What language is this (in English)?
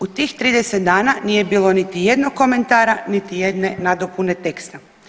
Croatian